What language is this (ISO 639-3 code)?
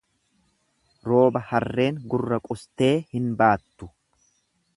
orm